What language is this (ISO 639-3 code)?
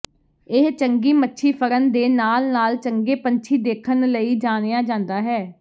pan